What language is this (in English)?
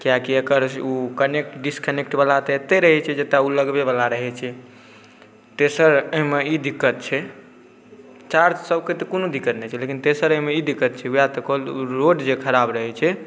Maithili